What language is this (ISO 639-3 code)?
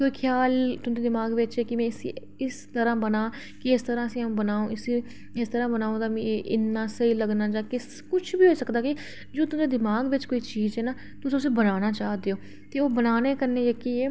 doi